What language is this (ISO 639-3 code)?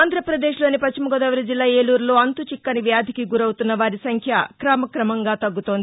tel